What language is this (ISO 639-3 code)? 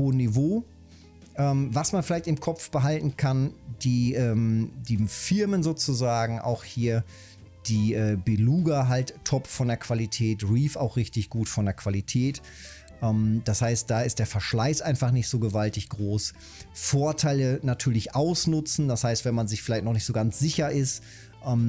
deu